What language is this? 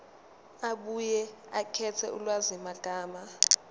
Zulu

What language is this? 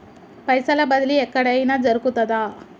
Telugu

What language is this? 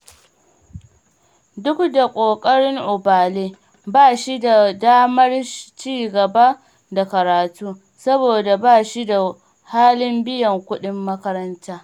Hausa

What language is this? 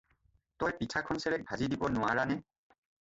Assamese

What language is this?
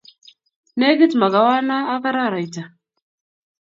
Kalenjin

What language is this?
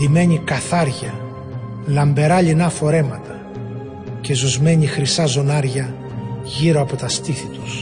Greek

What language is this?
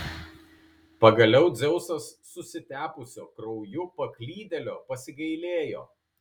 Lithuanian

